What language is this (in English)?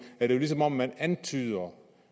Danish